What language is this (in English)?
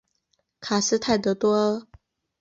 Chinese